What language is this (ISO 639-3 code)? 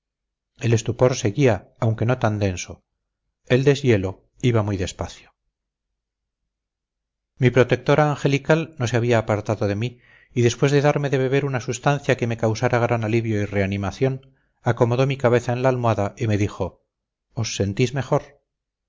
spa